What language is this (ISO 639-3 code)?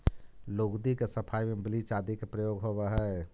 mag